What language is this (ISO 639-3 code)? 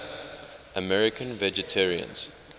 eng